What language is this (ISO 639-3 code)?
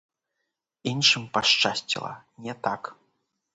bel